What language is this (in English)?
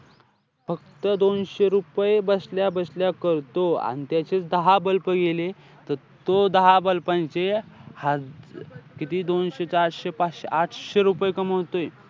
Marathi